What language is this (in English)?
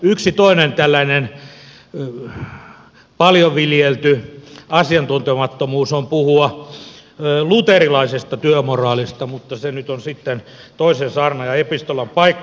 Finnish